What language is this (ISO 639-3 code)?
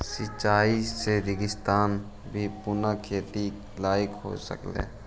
mag